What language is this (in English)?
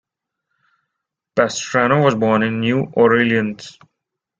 English